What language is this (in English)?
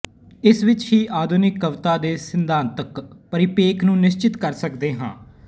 Punjabi